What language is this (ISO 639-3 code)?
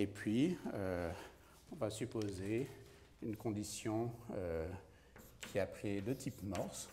fra